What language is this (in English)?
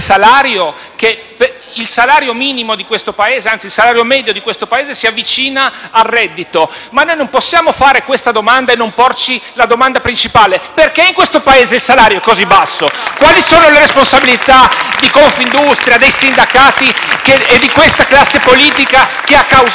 Italian